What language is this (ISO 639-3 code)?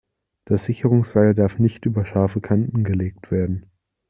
deu